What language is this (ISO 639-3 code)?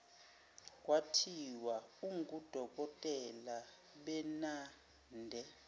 zul